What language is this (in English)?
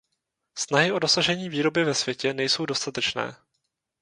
Czech